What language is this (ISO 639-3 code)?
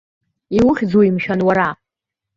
abk